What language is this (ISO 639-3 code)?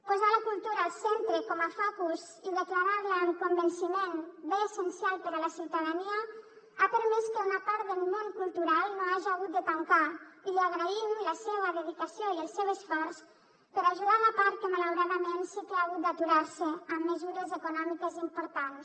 cat